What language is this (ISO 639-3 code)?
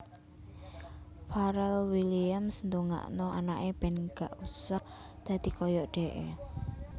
jav